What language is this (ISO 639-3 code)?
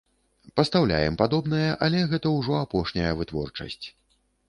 bel